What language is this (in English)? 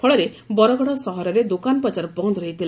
Odia